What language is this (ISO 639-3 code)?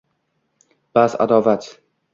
uzb